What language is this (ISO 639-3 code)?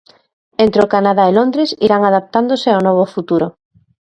glg